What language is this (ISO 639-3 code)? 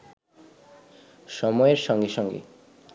ben